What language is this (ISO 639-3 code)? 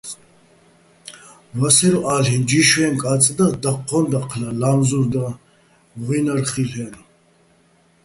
bbl